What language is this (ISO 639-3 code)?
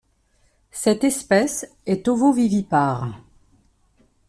fra